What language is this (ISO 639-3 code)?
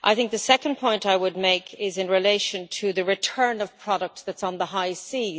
eng